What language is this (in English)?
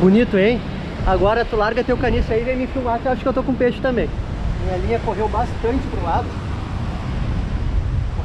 Portuguese